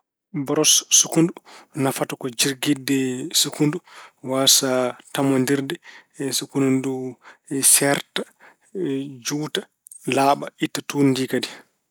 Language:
Fula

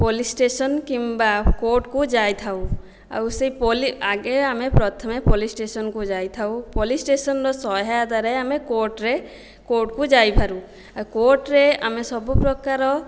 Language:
Odia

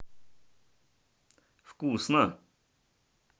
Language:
Russian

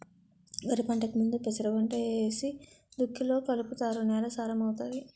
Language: Telugu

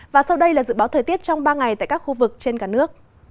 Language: Vietnamese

